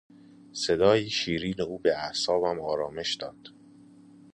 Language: Persian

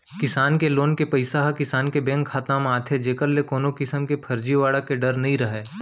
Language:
Chhattisgarhi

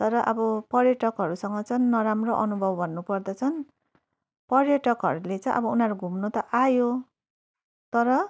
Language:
Nepali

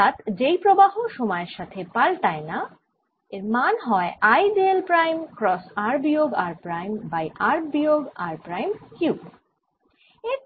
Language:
Bangla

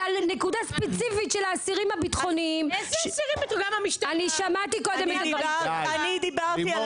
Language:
Hebrew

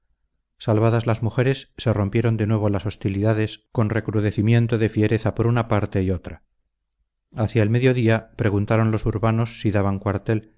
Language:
Spanish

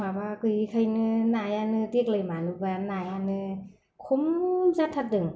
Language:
Bodo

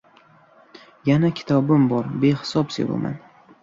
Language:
Uzbek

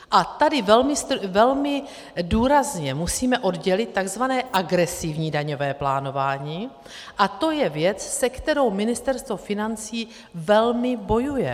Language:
Czech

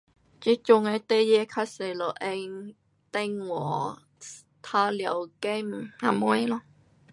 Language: Pu-Xian Chinese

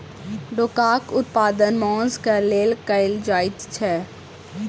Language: Maithili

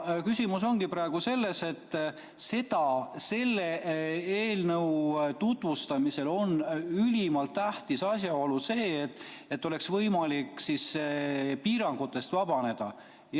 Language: Estonian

